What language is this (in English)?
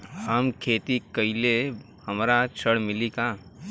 Bhojpuri